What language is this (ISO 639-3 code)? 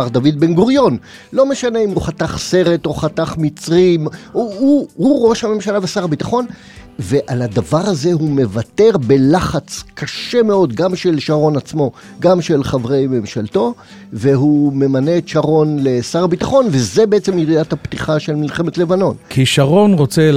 heb